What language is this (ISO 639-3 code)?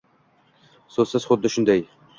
uzb